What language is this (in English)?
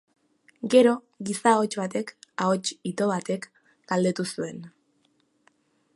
Basque